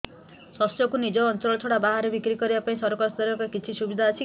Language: Odia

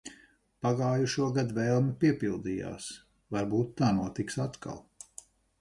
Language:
Latvian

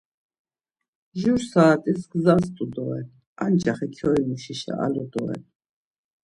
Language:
Laz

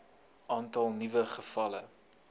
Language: Afrikaans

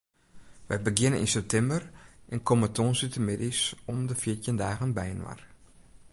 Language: Western Frisian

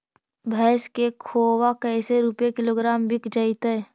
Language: Magahi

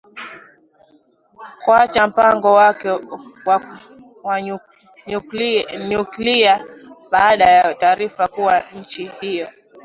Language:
Swahili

